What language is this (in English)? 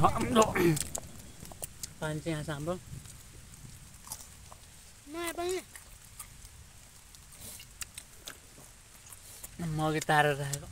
Arabic